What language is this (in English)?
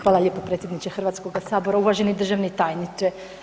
Croatian